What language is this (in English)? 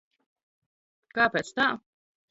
Latvian